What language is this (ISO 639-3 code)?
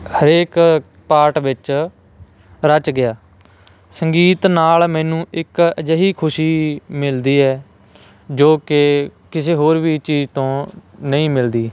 pan